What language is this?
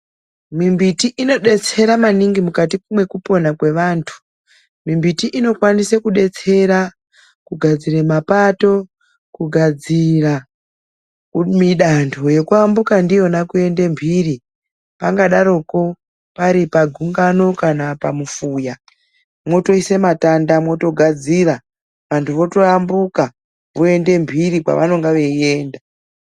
Ndau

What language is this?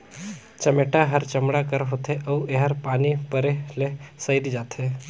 Chhattisgarhi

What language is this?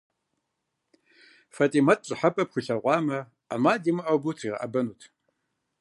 Kabardian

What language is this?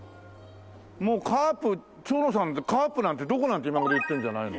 Japanese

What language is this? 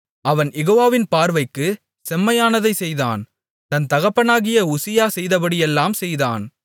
Tamil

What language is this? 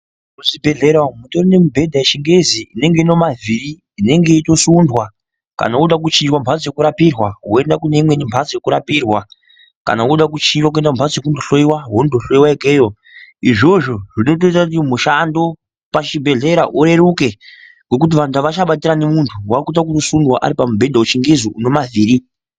Ndau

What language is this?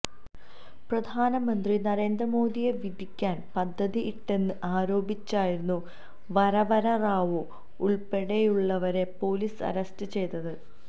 Malayalam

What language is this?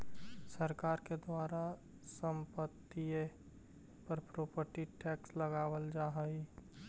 Magahi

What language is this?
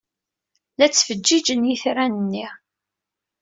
Kabyle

